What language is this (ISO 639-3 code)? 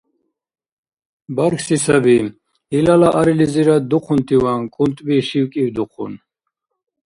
dar